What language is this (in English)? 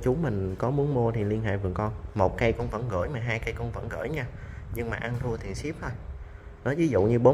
Vietnamese